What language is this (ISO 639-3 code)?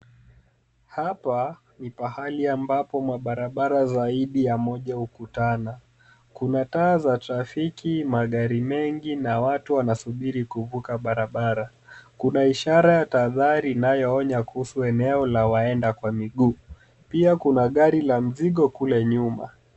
swa